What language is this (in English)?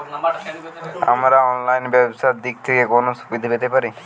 Bangla